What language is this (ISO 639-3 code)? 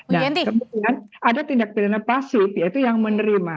ind